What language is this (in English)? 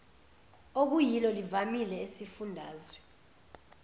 Zulu